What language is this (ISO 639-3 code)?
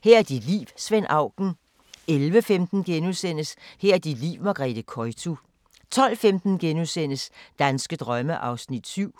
dan